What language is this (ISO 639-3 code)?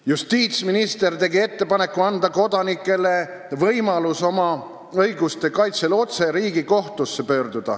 est